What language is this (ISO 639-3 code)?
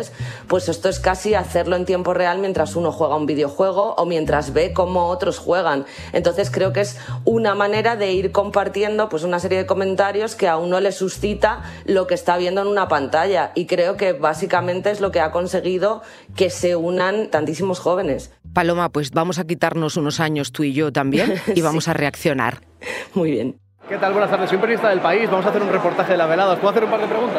spa